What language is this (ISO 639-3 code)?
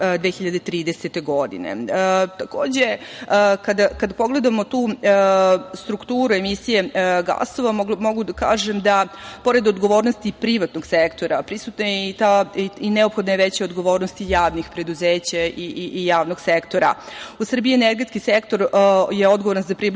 srp